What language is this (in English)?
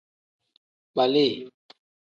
Tem